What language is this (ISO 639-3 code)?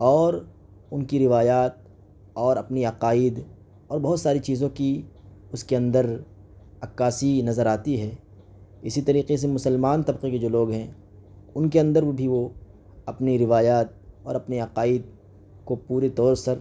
urd